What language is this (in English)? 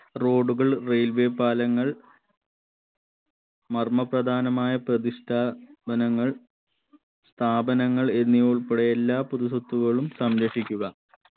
Malayalam